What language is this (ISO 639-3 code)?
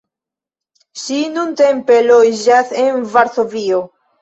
epo